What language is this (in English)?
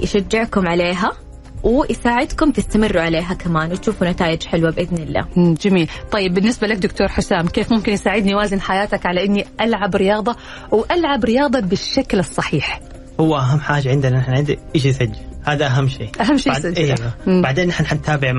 Arabic